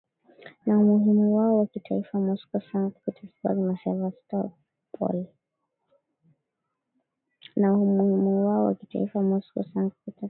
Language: Swahili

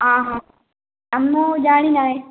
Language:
Odia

